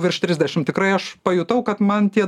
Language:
Lithuanian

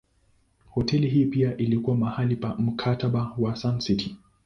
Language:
Swahili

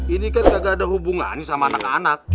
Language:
Indonesian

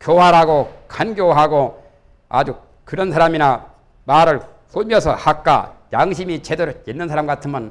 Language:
Korean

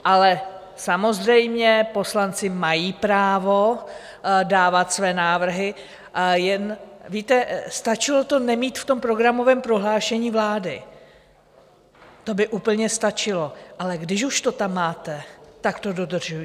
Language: Czech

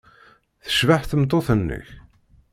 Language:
Kabyle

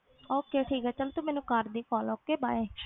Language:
Punjabi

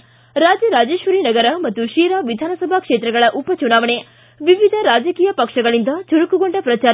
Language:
Kannada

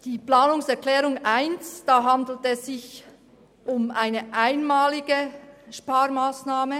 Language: Swiss German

